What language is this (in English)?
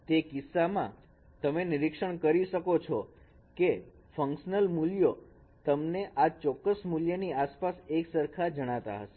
Gujarati